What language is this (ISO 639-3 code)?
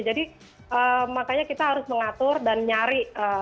ind